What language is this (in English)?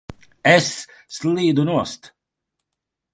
Latvian